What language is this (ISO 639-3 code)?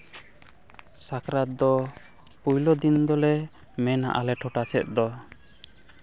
sat